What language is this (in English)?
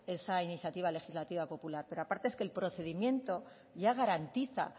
Spanish